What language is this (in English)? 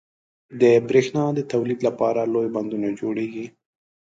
Pashto